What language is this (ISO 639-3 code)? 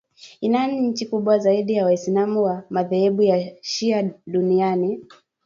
swa